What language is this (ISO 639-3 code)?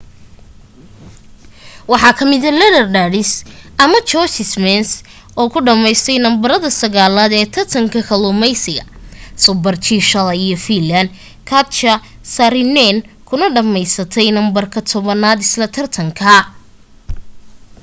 som